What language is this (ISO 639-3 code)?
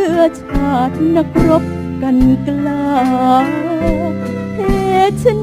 tha